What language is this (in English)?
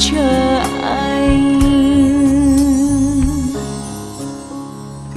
Vietnamese